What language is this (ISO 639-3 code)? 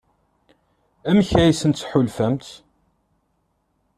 kab